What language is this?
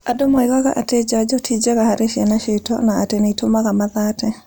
Kikuyu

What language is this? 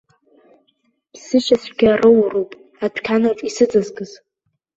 Abkhazian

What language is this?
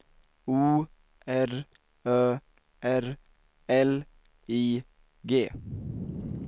Swedish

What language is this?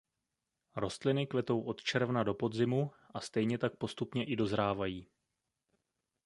Czech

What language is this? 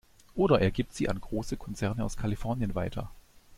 German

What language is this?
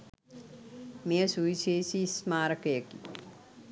Sinhala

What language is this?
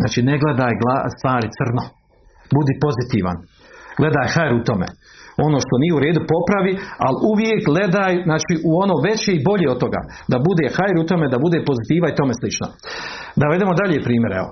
Croatian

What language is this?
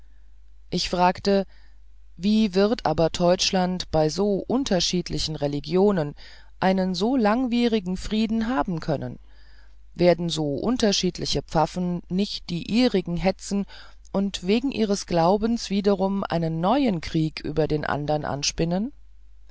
German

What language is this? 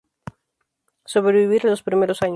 Spanish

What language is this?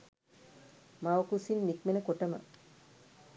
Sinhala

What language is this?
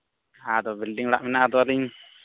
Santali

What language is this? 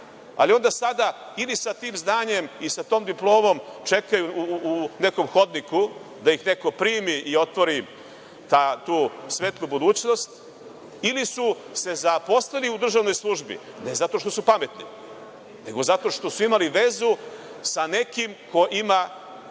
Serbian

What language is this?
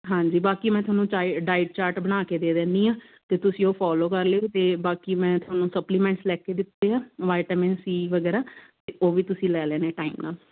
Punjabi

